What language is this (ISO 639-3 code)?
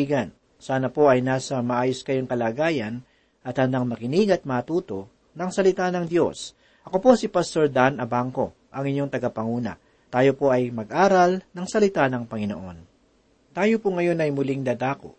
fil